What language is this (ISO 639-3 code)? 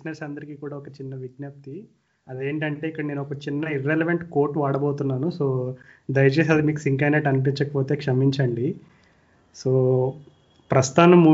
tel